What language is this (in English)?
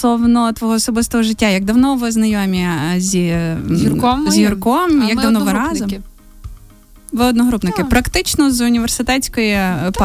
Ukrainian